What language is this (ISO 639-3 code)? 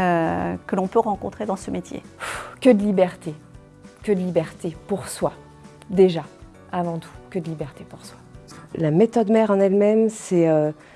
fra